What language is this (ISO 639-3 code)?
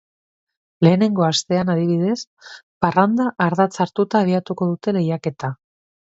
eus